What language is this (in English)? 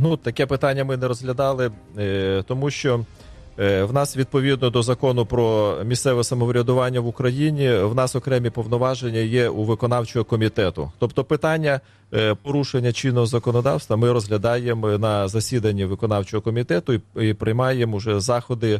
Ukrainian